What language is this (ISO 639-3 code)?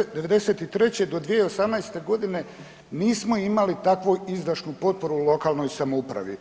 hrv